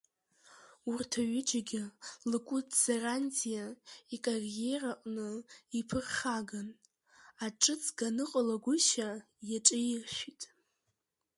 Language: Abkhazian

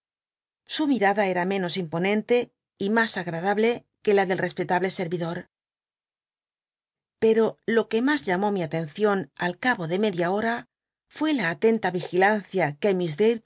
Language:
Spanish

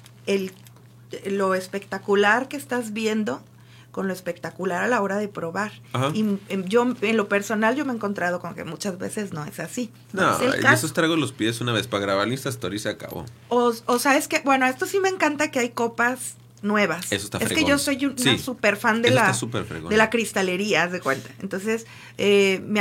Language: Spanish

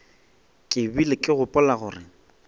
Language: Northern Sotho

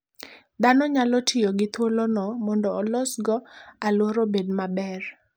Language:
Luo (Kenya and Tanzania)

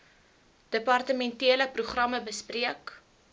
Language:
Afrikaans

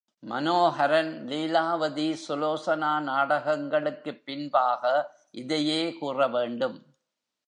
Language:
Tamil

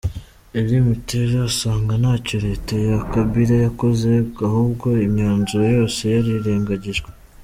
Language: Kinyarwanda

